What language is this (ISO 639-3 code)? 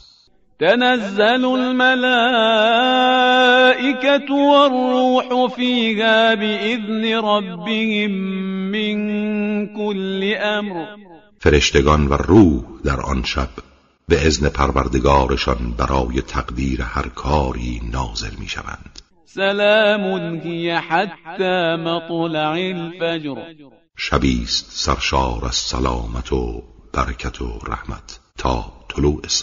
fas